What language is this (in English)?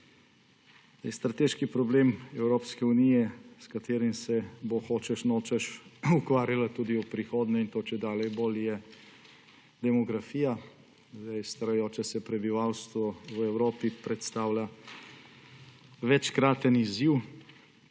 Slovenian